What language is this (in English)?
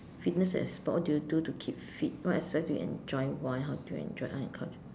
English